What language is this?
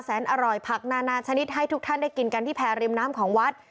Thai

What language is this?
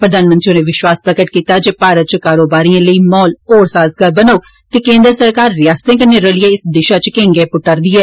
Dogri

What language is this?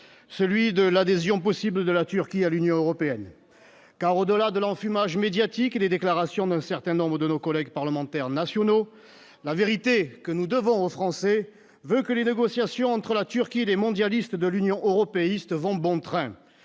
French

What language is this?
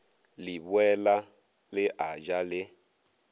Northern Sotho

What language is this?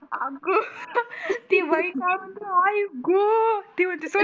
Marathi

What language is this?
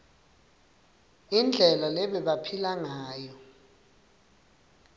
Swati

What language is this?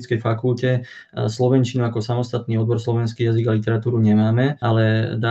Slovak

